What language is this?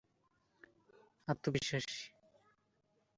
Bangla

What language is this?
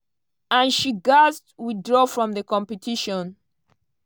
Nigerian Pidgin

